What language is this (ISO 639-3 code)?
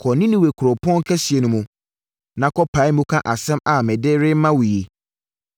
aka